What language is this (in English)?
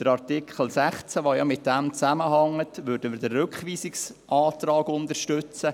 Swiss German